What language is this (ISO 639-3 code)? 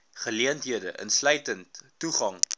afr